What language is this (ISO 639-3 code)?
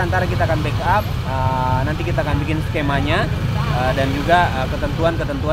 ind